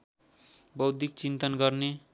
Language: Nepali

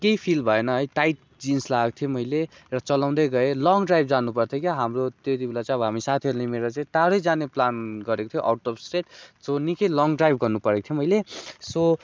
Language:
Nepali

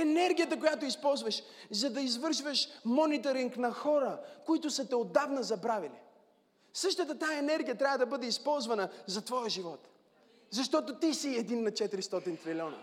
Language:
Bulgarian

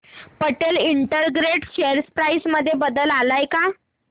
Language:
Marathi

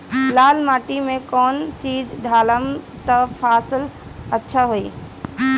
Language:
Bhojpuri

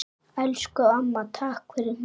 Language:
Icelandic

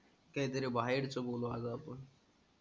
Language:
Marathi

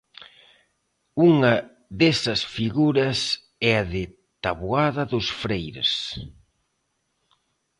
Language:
Galician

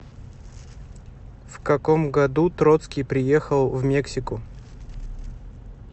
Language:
Russian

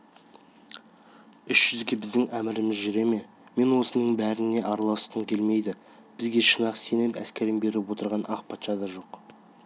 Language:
Kazakh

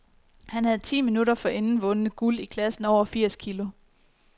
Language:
Danish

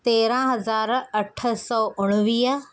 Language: Sindhi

